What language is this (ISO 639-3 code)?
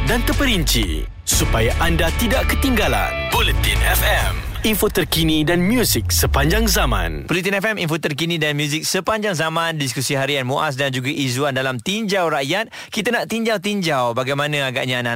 msa